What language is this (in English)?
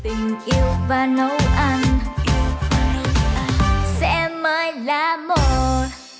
Vietnamese